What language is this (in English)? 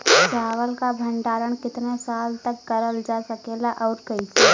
Bhojpuri